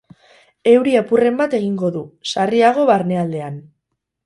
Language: Basque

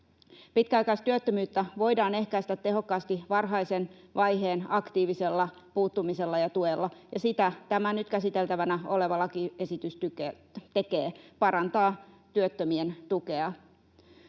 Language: Finnish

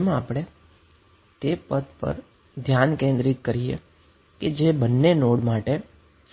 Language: Gujarati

